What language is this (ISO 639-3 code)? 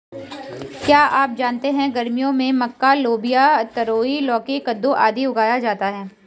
hin